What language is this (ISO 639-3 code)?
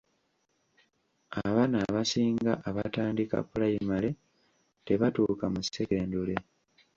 lug